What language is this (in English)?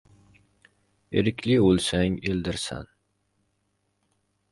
Uzbek